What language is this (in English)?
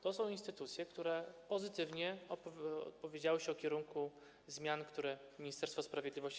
Polish